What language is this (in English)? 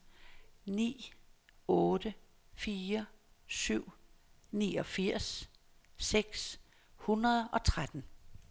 Danish